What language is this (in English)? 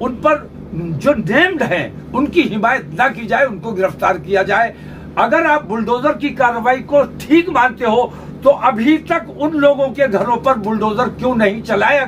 Hindi